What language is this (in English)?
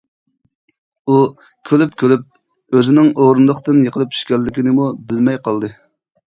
Uyghur